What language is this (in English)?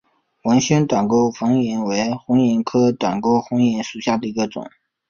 Chinese